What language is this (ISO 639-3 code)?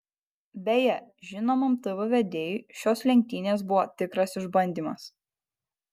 lit